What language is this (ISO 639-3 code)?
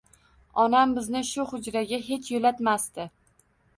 uzb